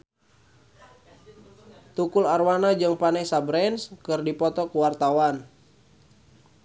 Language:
Sundanese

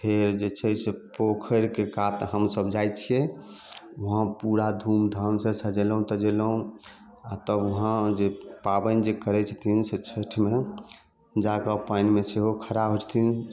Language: Maithili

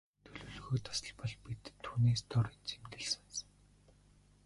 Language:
Mongolian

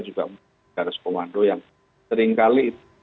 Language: Indonesian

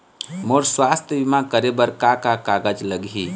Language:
Chhattisgarhi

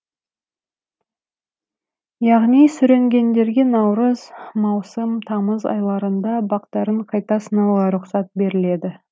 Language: Kazakh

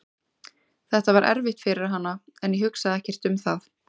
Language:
Icelandic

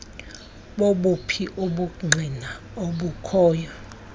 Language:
Xhosa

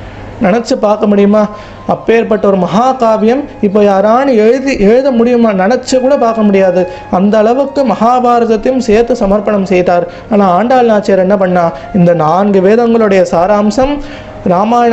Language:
Korean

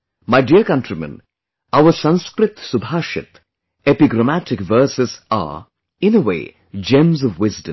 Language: English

